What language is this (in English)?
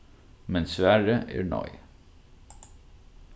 Faroese